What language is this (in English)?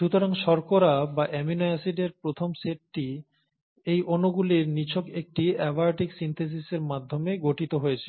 Bangla